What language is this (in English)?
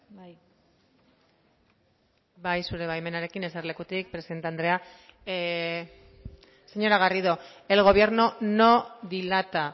Basque